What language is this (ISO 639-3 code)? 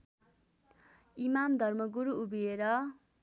nep